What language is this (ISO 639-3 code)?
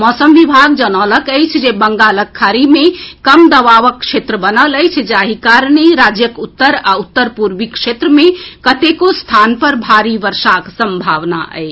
mai